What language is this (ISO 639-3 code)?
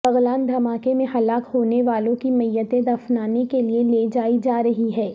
urd